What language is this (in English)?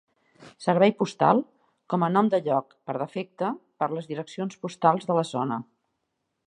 Catalan